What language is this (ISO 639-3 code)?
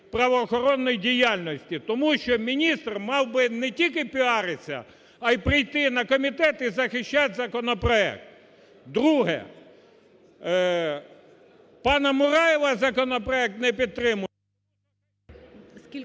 ukr